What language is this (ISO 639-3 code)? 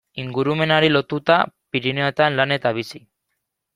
eus